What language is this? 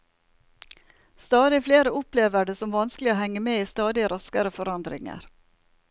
Norwegian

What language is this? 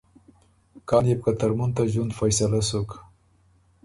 Ormuri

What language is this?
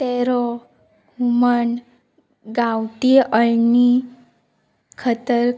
Konkani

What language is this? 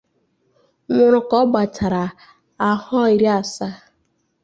Igbo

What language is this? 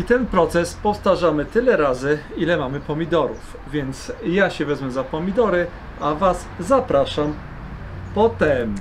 Polish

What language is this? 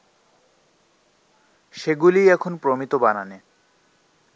Bangla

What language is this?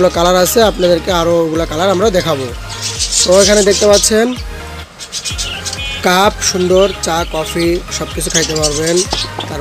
Arabic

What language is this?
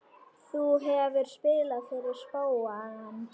Icelandic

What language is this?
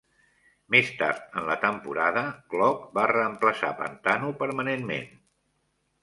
Catalan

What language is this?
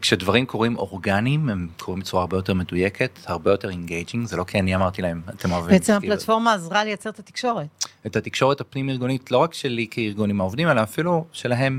Hebrew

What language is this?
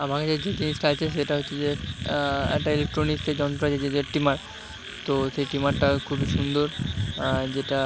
Bangla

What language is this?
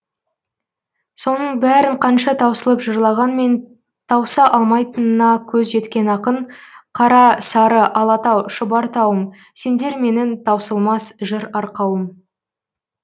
Kazakh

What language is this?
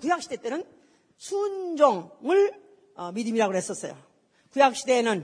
Korean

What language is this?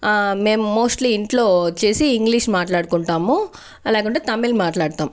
Telugu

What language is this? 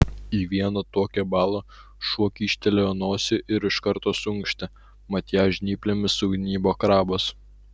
Lithuanian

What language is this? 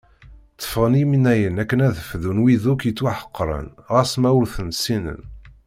Kabyle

